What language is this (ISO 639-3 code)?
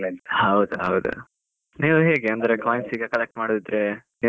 kan